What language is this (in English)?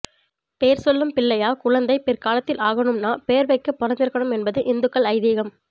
Tamil